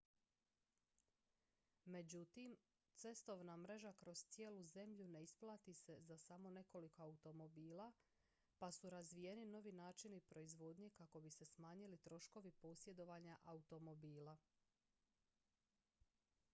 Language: Croatian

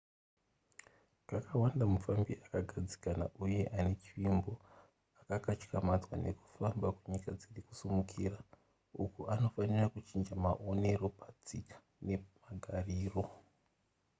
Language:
Shona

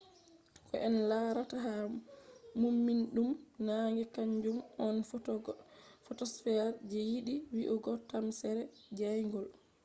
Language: Fula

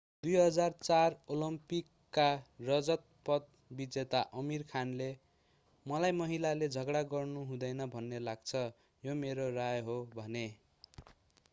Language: Nepali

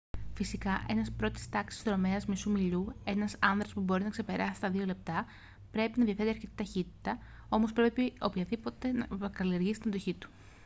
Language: Greek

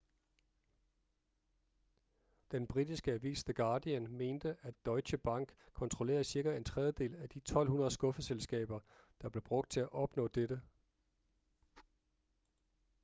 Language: Danish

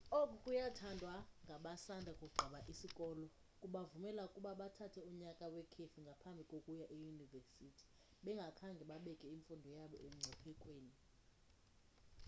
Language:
Xhosa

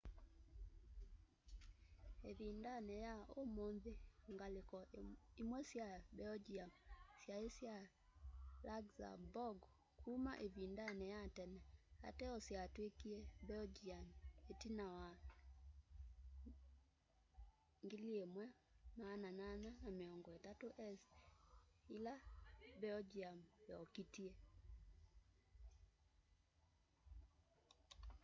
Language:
Kamba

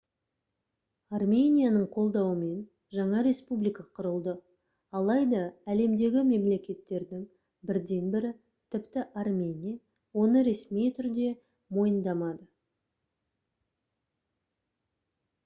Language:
Kazakh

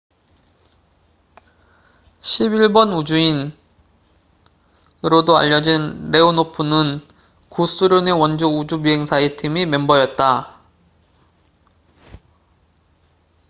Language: Korean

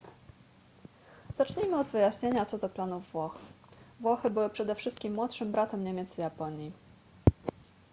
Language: Polish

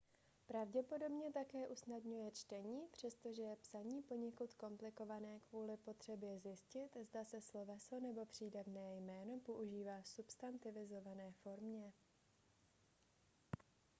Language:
Czech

